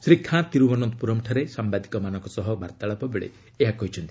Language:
Odia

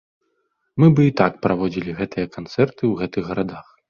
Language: Belarusian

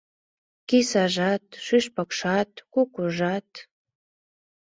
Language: Mari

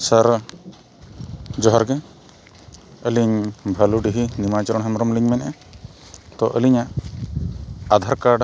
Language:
Santali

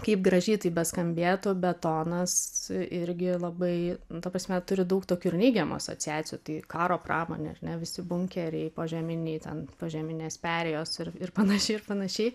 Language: Lithuanian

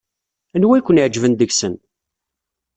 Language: Kabyle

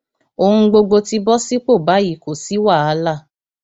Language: Yoruba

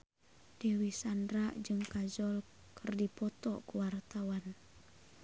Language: Sundanese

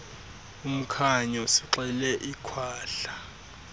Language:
Xhosa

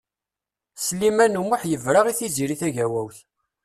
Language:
Kabyle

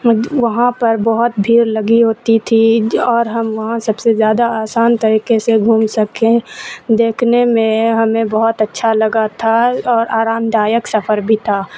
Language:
Urdu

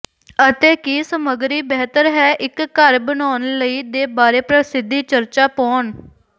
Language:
Punjabi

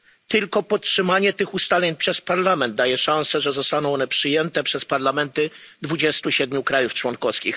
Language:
Polish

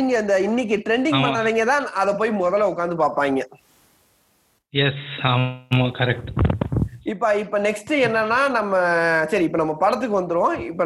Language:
Tamil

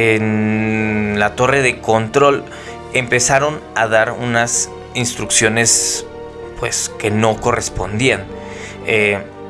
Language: Spanish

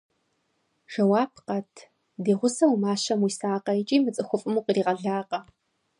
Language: Kabardian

